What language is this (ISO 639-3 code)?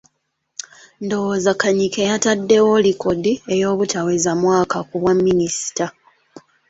lug